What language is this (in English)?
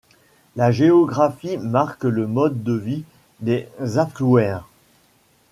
French